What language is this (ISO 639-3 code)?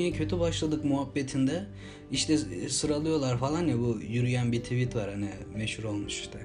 tur